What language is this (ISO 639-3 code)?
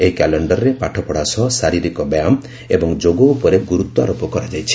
ori